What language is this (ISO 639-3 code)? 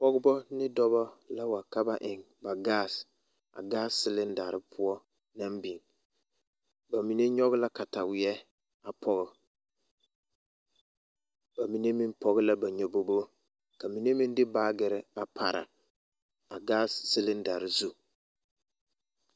dga